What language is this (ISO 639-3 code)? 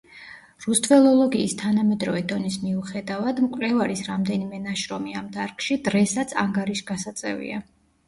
kat